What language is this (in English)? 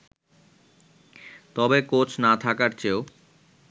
Bangla